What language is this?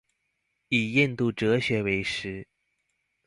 Chinese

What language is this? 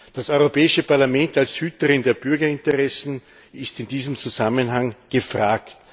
German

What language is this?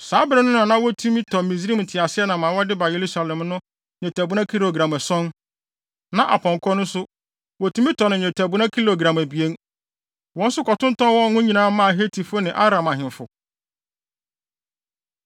Akan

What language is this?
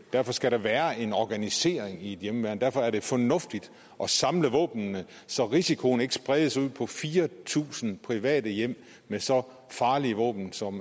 Danish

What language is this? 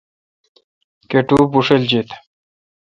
Kalkoti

